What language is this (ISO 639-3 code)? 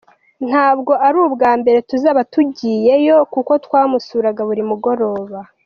kin